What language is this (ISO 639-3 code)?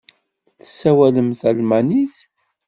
kab